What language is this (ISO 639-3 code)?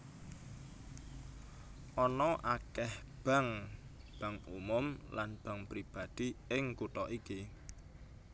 jav